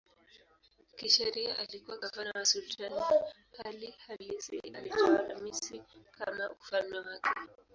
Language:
Swahili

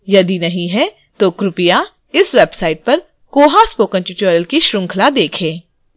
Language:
Hindi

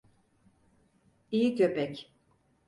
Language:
Turkish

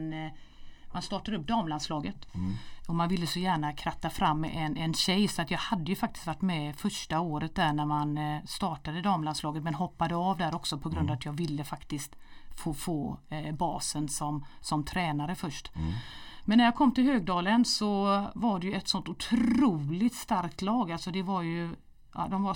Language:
Swedish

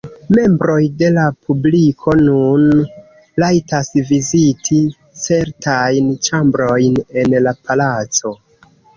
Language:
Esperanto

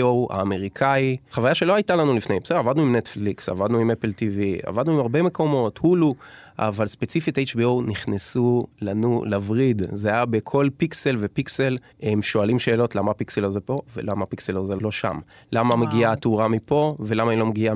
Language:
Hebrew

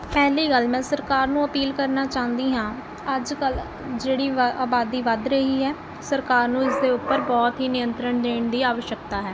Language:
Punjabi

